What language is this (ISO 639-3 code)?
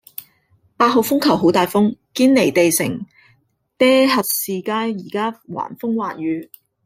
yue